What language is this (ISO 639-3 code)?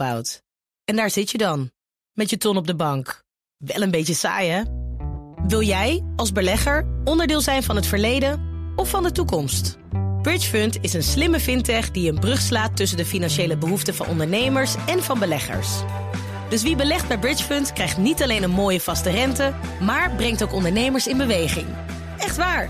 nld